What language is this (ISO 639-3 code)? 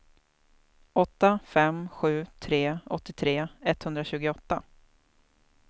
swe